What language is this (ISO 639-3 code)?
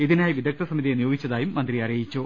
mal